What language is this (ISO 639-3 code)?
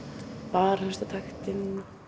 isl